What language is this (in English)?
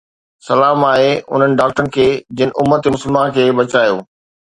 Sindhi